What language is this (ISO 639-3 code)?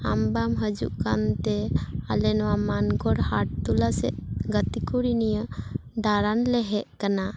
sat